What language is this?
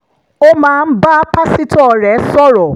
Yoruba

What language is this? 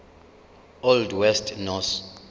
Zulu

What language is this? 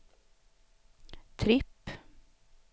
Swedish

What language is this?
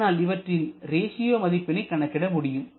Tamil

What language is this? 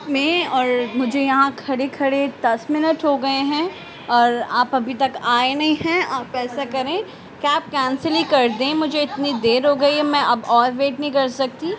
Urdu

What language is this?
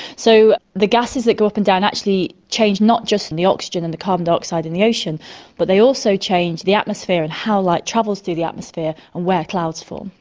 English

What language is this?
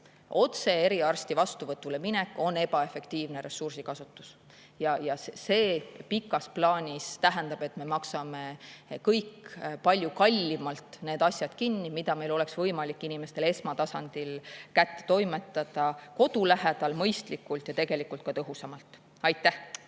Estonian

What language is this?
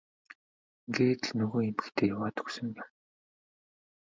Mongolian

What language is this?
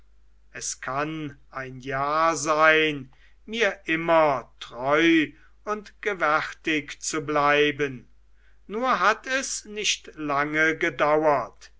German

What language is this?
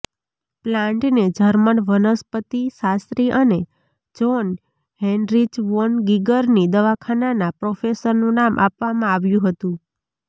Gujarati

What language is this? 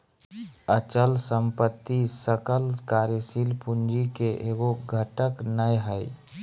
Magahi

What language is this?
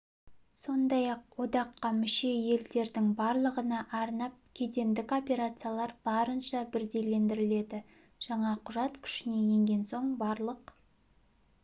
Kazakh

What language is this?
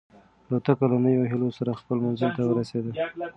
Pashto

